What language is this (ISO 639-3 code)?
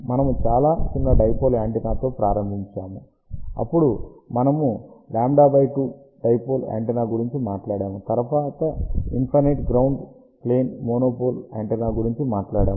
tel